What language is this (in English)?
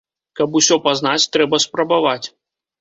Belarusian